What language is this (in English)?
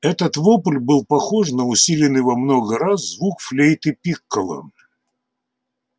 Russian